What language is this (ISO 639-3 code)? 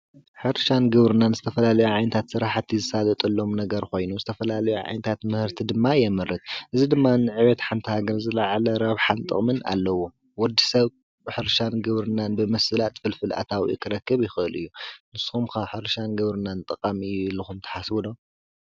tir